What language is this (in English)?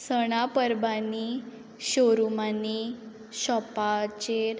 Konkani